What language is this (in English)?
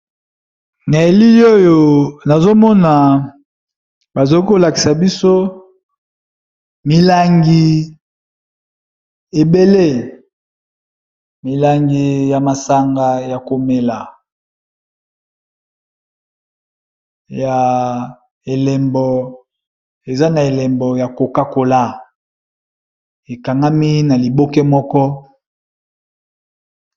Lingala